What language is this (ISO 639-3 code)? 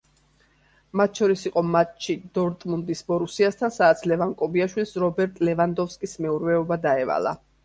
kat